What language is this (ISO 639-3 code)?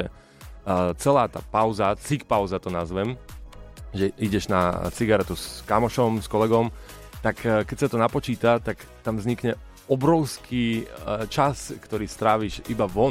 slk